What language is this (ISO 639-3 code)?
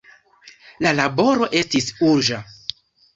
epo